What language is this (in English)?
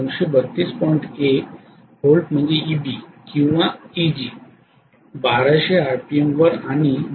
Marathi